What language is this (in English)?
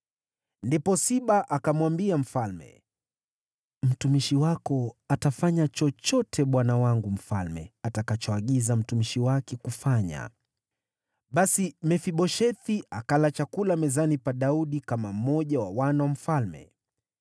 Swahili